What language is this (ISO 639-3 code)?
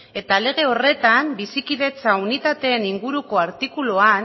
eus